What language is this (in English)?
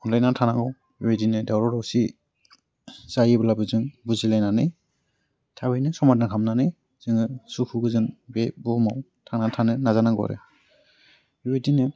Bodo